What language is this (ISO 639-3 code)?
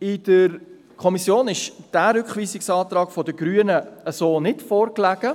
gsw